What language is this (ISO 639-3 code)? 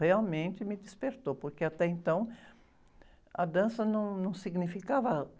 por